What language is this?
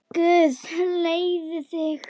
Icelandic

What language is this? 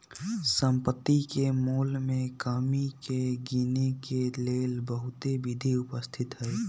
Magahi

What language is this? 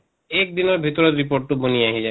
Assamese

